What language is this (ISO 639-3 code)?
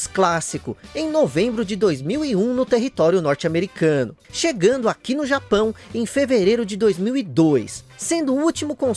por